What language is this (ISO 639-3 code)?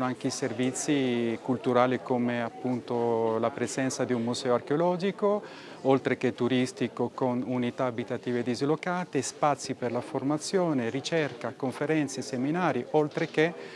ita